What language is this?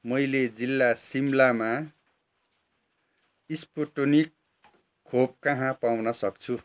Nepali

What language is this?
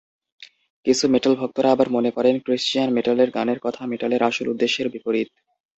Bangla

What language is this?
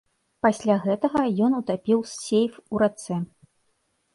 Belarusian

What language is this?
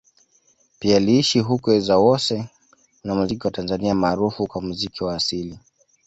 Swahili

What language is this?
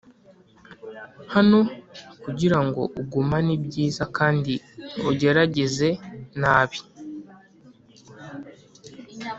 Kinyarwanda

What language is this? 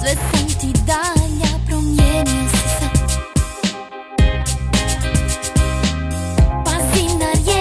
Romanian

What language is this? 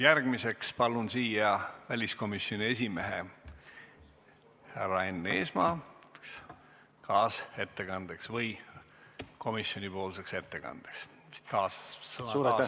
Estonian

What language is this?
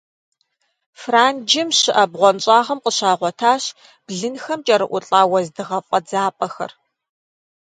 Kabardian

